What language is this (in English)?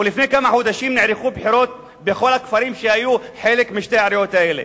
Hebrew